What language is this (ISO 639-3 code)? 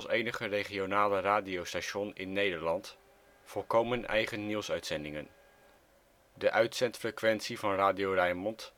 nld